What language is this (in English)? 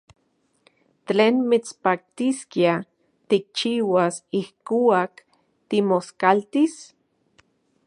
Central Puebla Nahuatl